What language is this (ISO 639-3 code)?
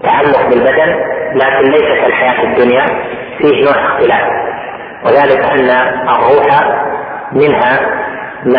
ara